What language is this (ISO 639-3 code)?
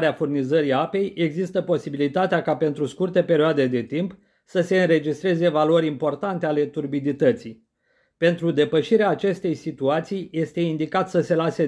ron